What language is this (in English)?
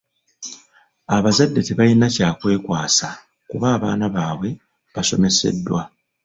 Ganda